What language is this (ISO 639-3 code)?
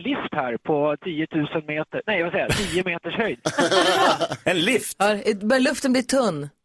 swe